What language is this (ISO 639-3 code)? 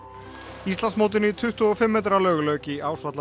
isl